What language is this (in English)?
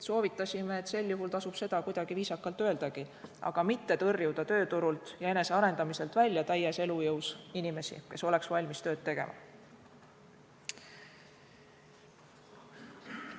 Estonian